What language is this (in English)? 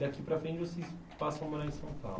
Portuguese